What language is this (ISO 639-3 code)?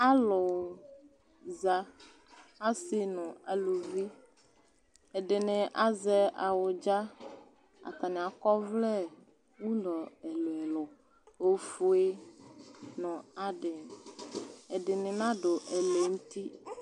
kpo